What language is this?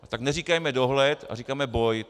Czech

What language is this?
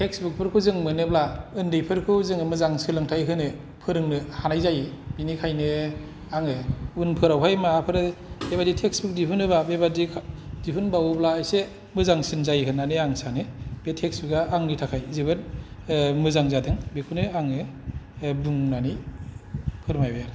Bodo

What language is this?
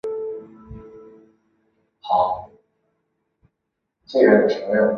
Chinese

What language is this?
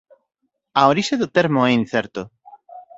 Galician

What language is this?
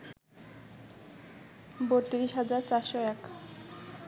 Bangla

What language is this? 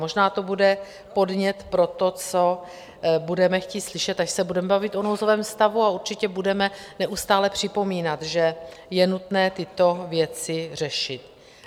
Czech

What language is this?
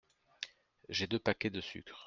French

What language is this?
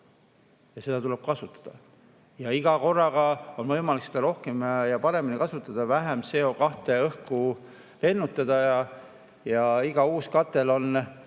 Estonian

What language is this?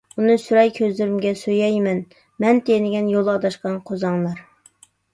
Uyghur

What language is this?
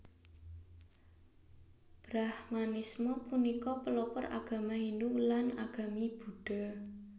Javanese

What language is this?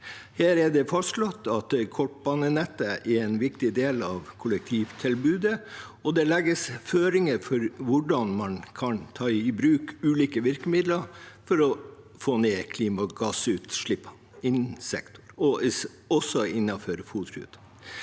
Norwegian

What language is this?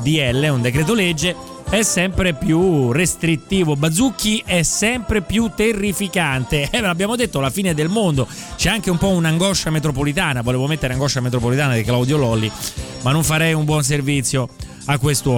Italian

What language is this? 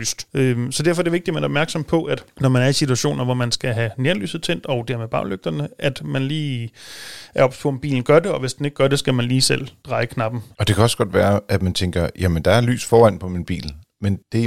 Danish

